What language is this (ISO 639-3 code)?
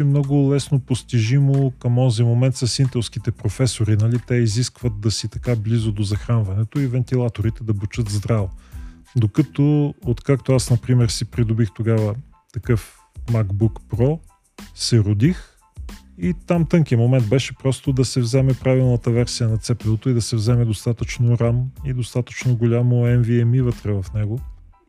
bul